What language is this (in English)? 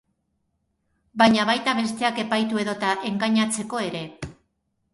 Basque